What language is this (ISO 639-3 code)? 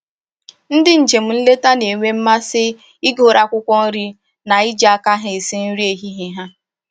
ibo